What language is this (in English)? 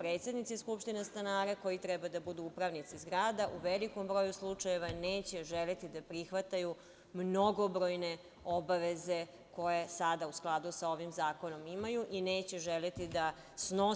Serbian